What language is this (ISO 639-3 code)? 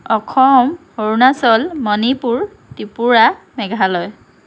asm